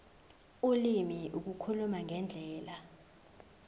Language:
Zulu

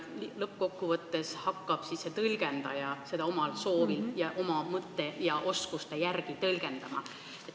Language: Estonian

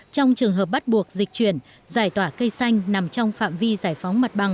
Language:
Vietnamese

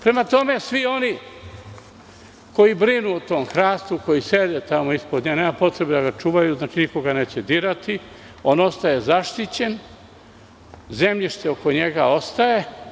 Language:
Serbian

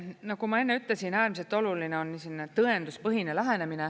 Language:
Estonian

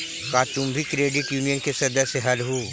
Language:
Magahi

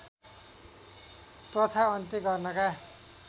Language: Nepali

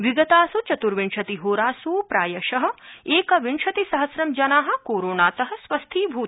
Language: Sanskrit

